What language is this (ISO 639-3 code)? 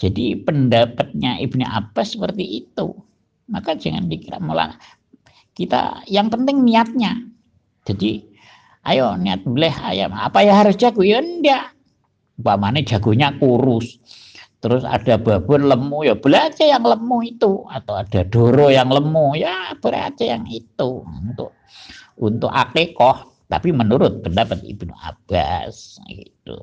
ind